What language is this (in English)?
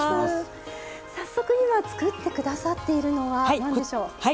Japanese